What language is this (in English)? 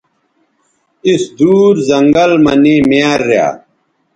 Bateri